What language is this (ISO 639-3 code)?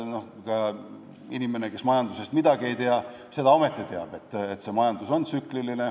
est